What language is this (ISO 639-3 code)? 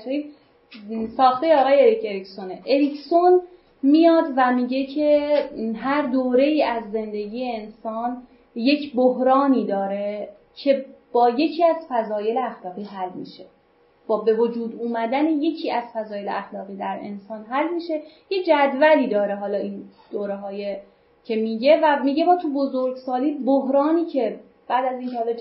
fas